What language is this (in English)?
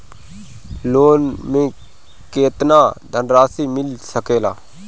Bhojpuri